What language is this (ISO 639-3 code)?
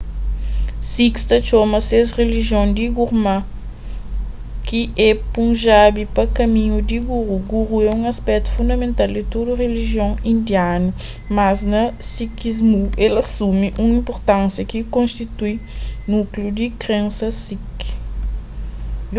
kea